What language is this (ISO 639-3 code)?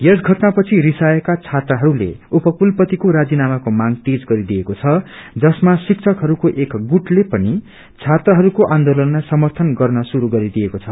nep